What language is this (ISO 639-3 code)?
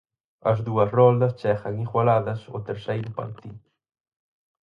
glg